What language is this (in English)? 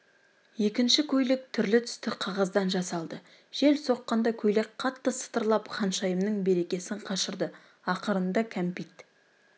Kazakh